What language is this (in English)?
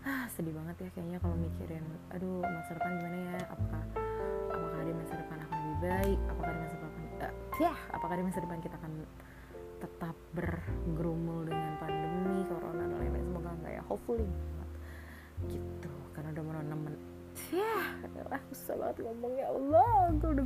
Indonesian